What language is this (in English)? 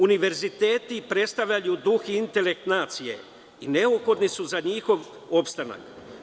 Serbian